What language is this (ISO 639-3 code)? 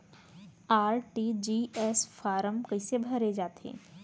hne